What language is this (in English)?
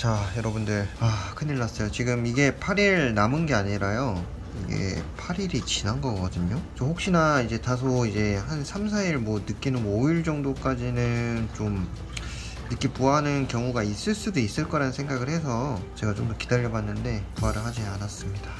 Korean